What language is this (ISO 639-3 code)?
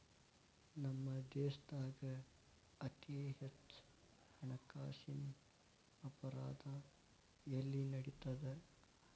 kan